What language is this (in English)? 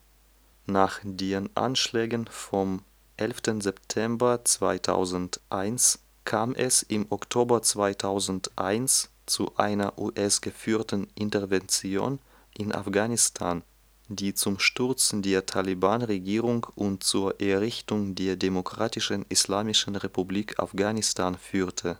German